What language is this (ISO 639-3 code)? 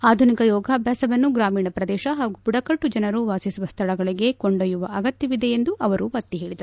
kan